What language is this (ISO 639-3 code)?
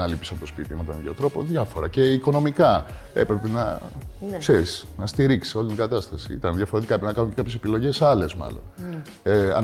ell